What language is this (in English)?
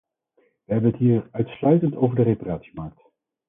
Dutch